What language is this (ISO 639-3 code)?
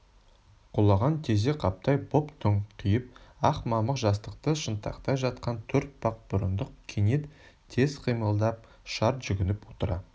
kaz